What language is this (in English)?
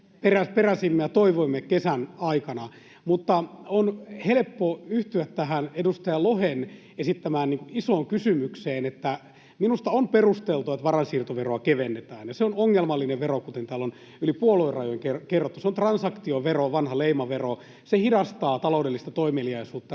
Finnish